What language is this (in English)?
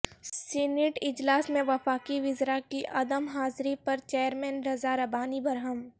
Urdu